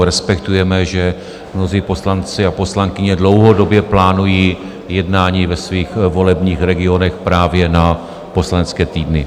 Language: Czech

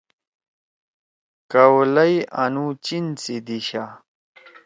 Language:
Torwali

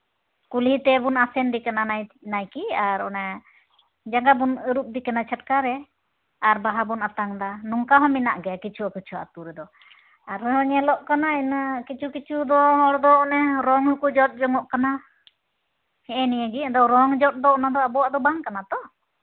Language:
Santali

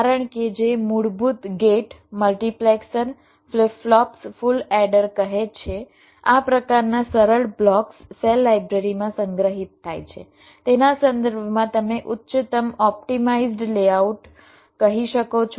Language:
Gujarati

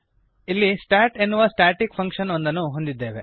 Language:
Kannada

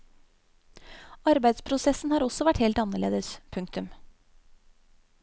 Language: Norwegian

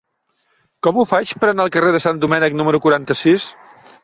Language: Catalan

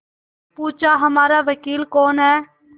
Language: Hindi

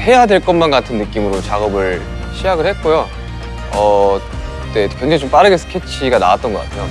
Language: Korean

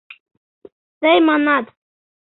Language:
Mari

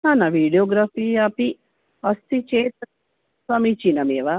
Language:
Sanskrit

